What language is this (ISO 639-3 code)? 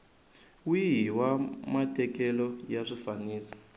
tso